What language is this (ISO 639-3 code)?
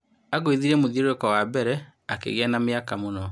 kik